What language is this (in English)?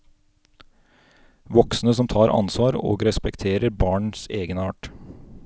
Norwegian